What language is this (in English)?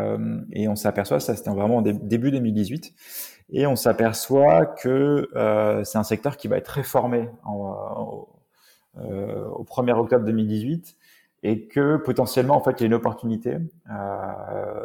French